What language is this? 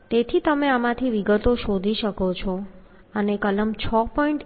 Gujarati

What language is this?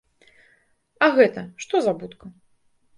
Belarusian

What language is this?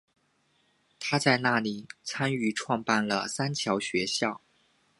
Chinese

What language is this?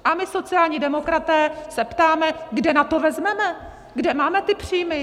Czech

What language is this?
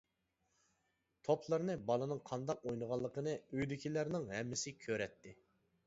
Uyghur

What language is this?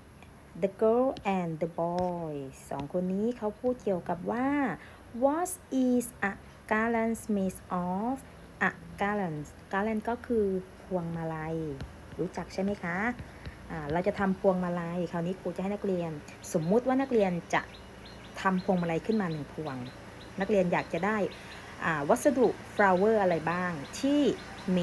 Thai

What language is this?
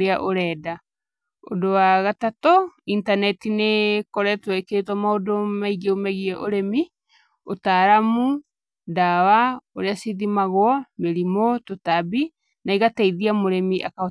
Kikuyu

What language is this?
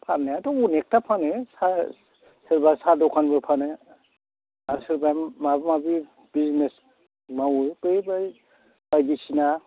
Bodo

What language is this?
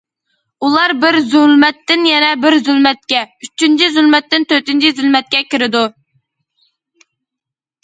Uyghur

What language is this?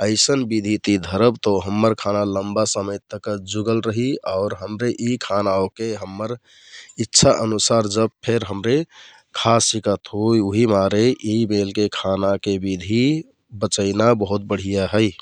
Kathoriya Tharu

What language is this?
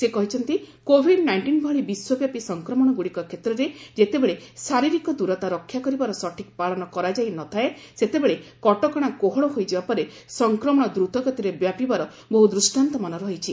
Odia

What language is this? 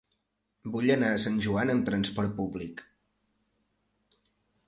Catalan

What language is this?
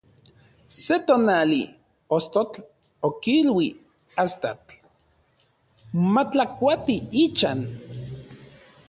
Central Puebla Nahuatl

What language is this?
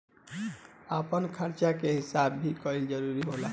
Bhojpuri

